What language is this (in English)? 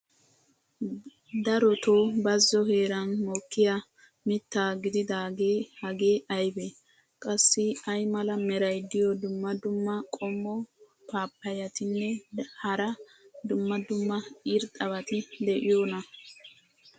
Wolaytta